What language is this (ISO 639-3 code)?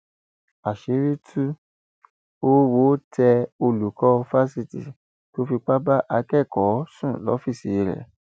yor